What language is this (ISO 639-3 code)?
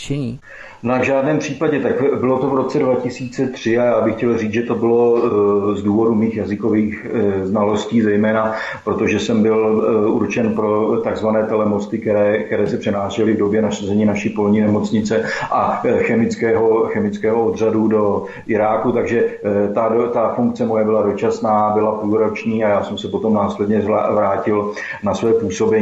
ces